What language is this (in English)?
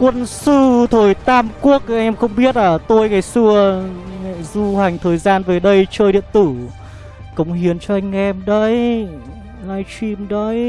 Vietnamese